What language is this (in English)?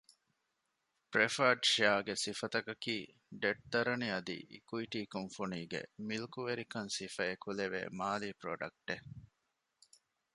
Divehi